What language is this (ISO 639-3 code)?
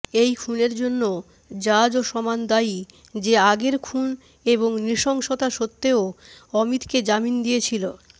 ben